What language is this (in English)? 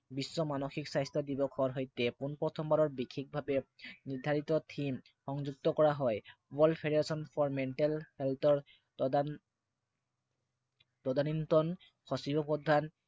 Assamese